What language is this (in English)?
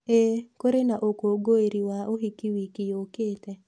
Kikuyu